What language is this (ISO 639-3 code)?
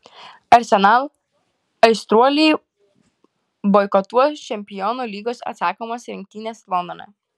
lit